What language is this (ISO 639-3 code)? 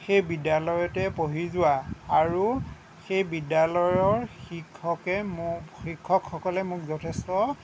asm